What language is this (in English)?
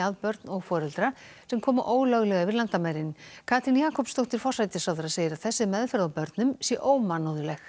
Icelandic